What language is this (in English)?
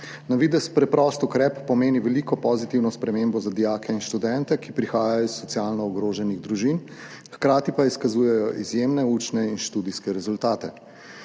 Slovenian